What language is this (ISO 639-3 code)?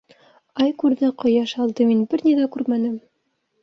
bak